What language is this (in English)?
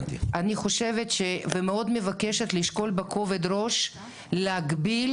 Hebrew